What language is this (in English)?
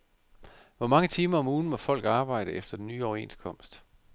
Danish